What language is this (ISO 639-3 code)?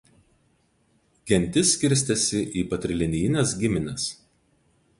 lit